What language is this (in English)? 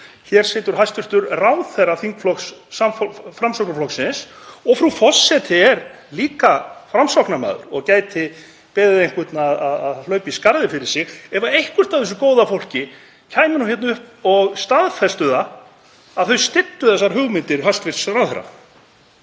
Icelandic